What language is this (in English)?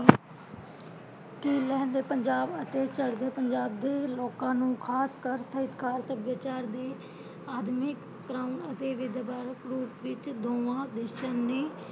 Punjabi